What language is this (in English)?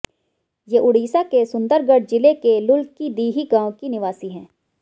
Hindi